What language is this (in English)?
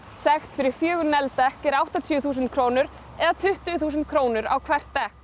Icelandic